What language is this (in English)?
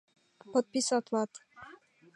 Mari